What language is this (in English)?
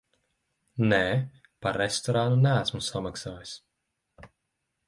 Latvian